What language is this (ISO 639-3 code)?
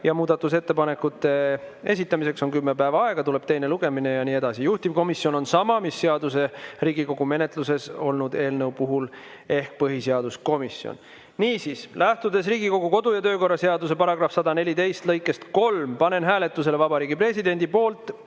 est